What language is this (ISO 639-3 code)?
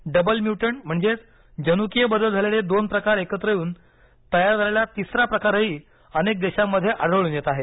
mar